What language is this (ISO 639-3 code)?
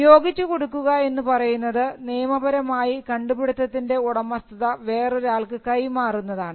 mal